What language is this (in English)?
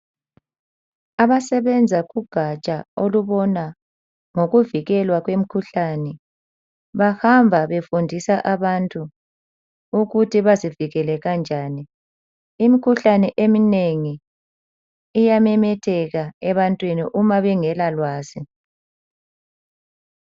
North Ndebele